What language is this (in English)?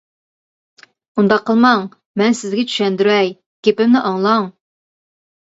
Uyghur